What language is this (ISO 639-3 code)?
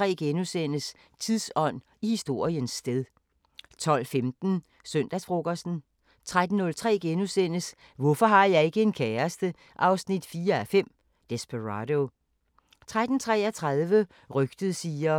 dan